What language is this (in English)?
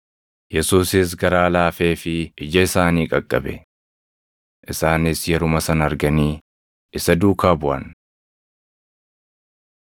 Oromo